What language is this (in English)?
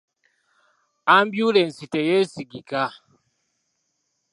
Ganda